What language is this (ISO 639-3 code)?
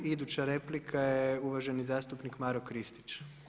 hrv